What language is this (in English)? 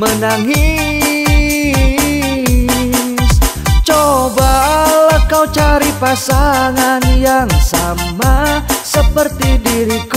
Indonesian